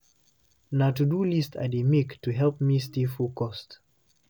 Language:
Nigerian Pidgin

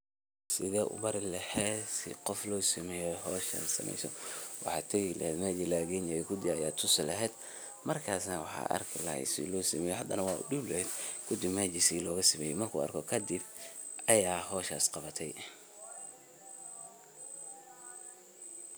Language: Somali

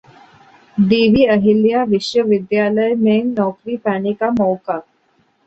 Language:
Hindi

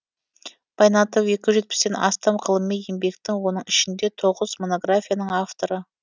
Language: Kazakh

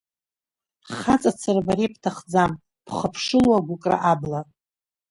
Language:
Abkhazian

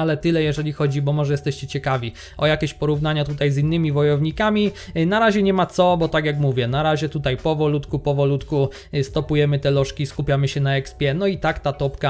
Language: Polish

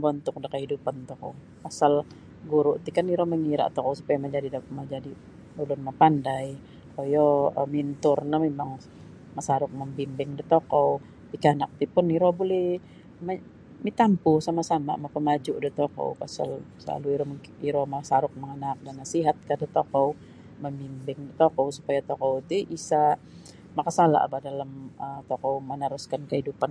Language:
Sabah Bisaya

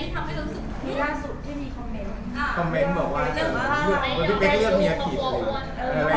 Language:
Thai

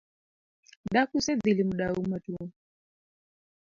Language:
Luo (Kenya and Tanzania)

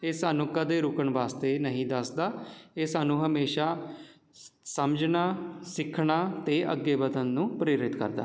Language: Punjabi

